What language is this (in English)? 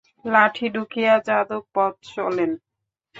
Bangla